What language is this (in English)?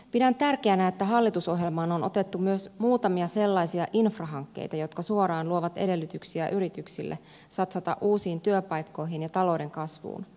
Finnish